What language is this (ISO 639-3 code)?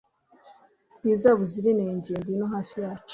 kin